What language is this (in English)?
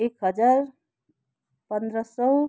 Nepali